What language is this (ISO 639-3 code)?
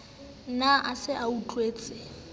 sot